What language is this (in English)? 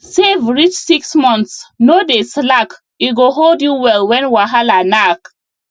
Nigerian Pidgin